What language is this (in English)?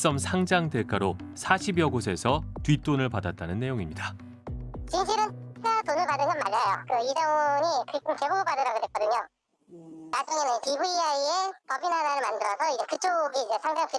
Korean